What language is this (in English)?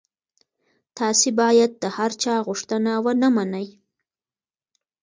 Pashto